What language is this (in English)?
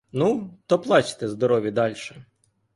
Ukrainian